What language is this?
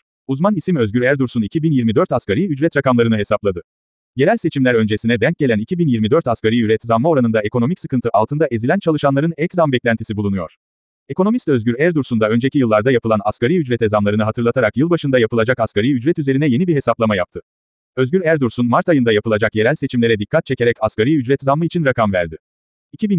Turkish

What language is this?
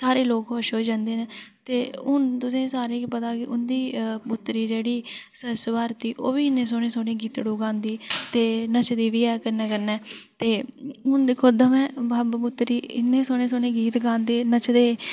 Dogri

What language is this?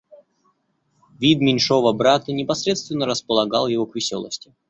Russian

